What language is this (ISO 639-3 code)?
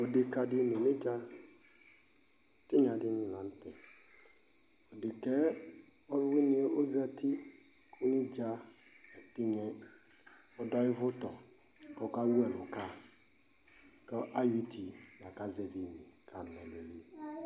kpo